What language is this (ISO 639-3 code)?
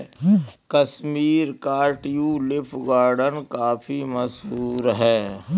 hin